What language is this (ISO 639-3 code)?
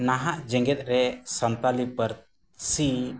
sat